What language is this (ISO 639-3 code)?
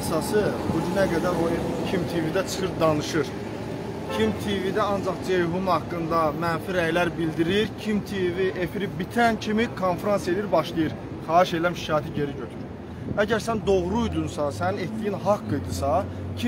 tur